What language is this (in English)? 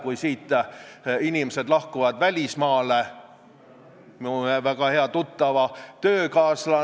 Estonian